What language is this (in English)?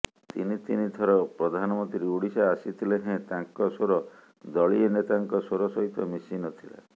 Odia